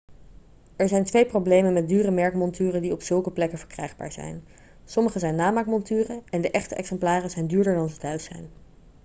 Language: Dutch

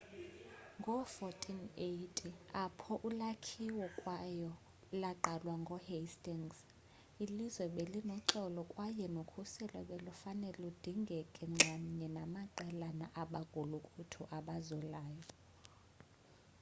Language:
Xhosa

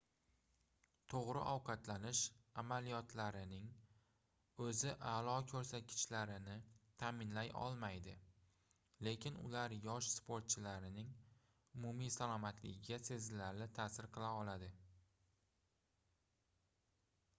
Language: Uzbek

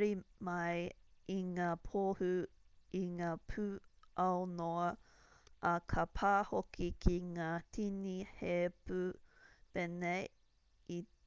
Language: Māori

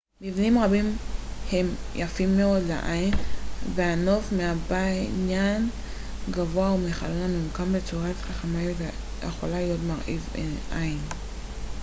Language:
Hebrew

